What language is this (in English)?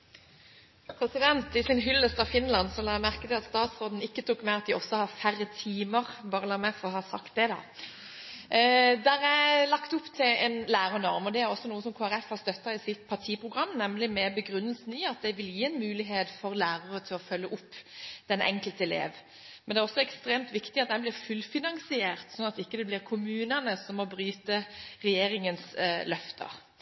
Norwegian Bokmål